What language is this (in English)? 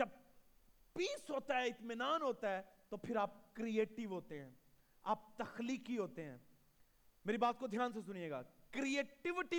Urdu